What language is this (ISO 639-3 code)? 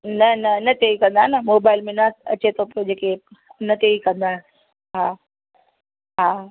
snd